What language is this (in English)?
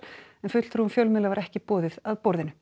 Icelandic